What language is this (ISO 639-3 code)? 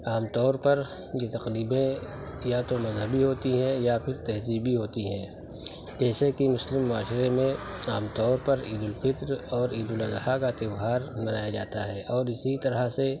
urd